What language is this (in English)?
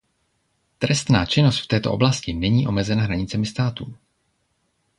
Czech